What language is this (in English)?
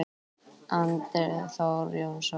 Icelandic